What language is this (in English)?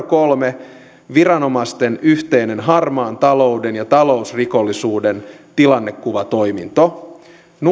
Finnish